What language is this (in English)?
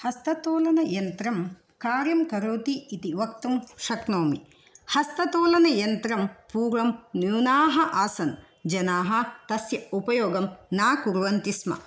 Sanskrit